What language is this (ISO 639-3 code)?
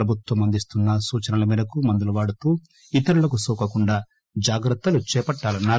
tel